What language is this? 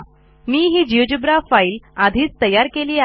Marathi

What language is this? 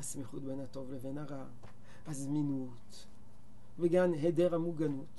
Hebrew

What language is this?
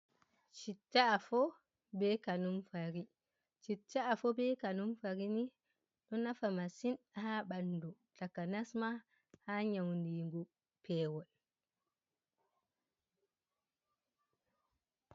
Fula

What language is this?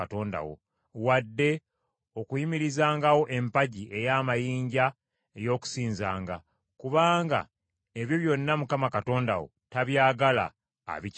Ganda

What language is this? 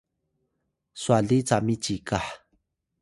Atayal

